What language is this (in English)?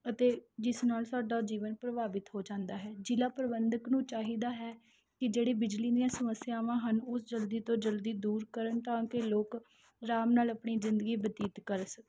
Punjabi